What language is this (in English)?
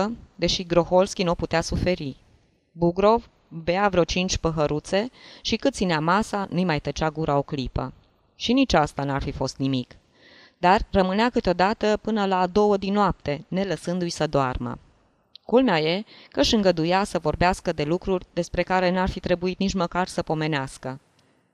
Romanian